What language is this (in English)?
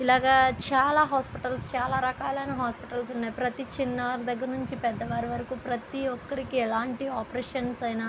Telugu